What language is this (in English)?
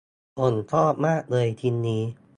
Thai